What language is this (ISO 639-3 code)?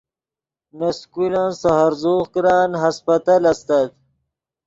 ydg